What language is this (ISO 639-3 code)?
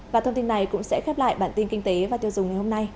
vie